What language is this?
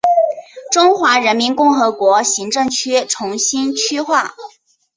Chinese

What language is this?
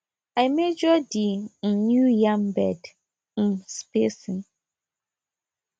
Nigerian Pidgin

